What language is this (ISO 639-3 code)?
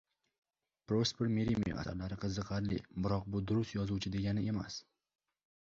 uzb